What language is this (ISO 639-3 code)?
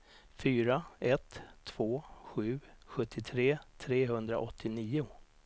swe